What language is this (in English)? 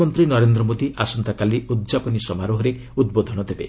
Odia